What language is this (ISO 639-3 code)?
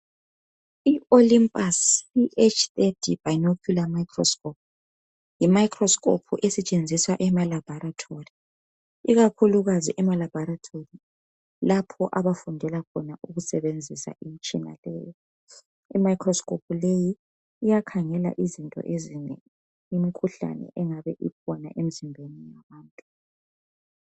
nde